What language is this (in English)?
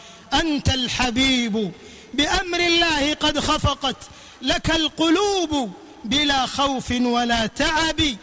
Arabic